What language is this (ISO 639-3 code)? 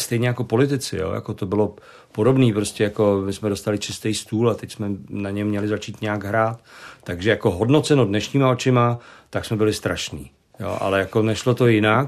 ces